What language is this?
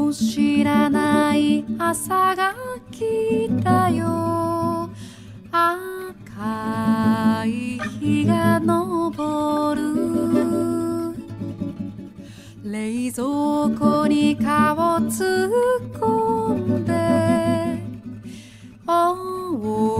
Korean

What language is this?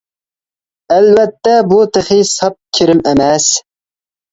Uyghur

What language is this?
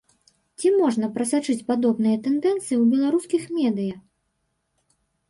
Belarusian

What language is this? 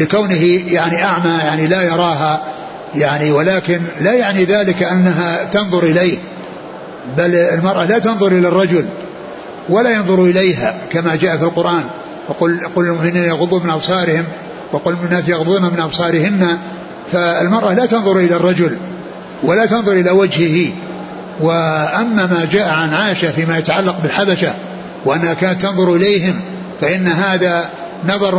Arabic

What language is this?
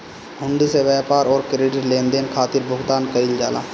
Bhojpuri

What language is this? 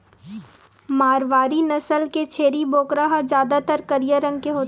Chhattisgarhi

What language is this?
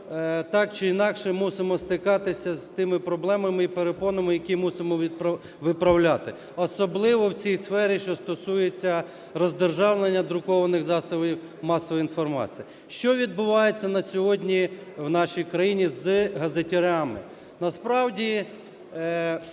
Ukrainian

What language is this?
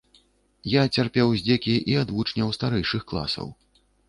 Belarusian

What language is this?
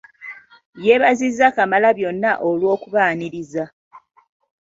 Ganda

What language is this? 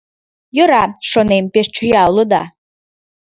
Mari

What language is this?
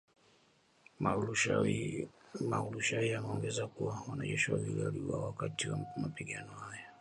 Swahili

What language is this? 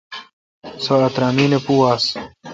Kalkoti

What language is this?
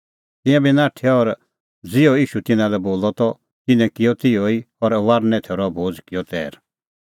Kullu Pahari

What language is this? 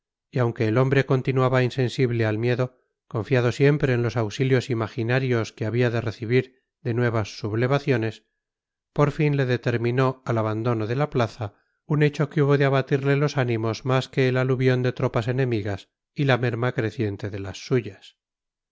Spanish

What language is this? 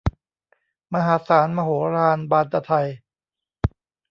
Thai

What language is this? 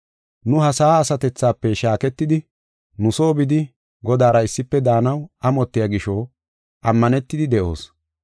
Gofa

